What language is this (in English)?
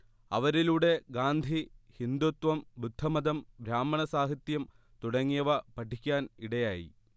Malayalam